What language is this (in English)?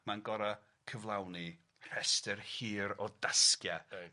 Welsh